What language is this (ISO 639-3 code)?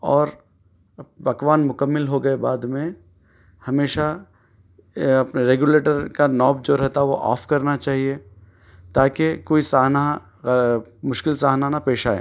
urd